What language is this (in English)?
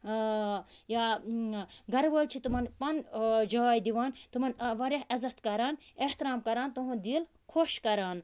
Kashmiri